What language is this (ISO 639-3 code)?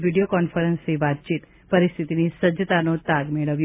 guj